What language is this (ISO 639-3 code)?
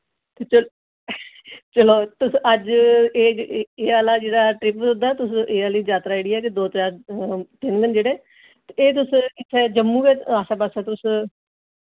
doi